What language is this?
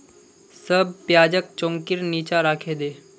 Magahi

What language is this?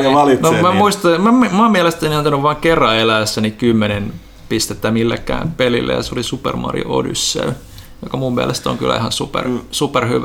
Finnish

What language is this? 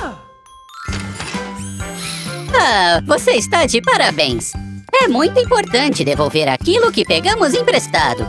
Portuguese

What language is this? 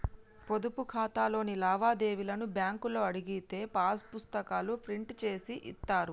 Telugu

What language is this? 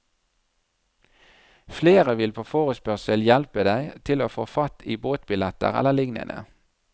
Norwegian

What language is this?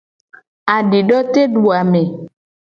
Gen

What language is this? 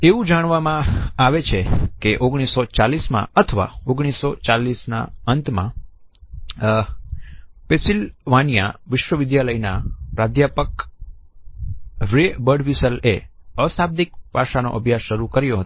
Gujarati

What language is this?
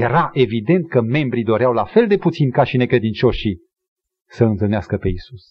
Romanian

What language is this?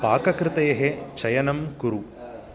Sanskrit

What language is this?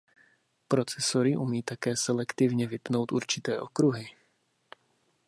Czech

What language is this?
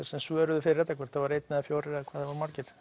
Icelandic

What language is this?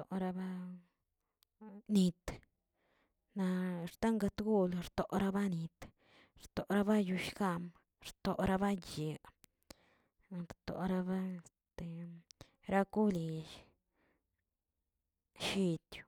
Tilquiapan Zapotec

